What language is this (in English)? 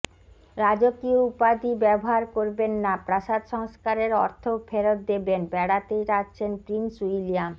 Bangla